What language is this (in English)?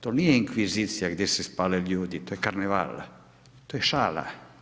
Croatian